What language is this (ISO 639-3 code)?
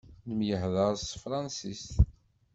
kab